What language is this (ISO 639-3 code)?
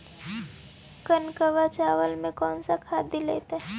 mag